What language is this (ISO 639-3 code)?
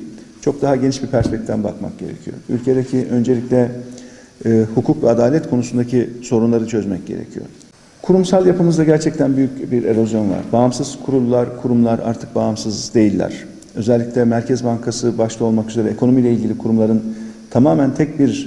tur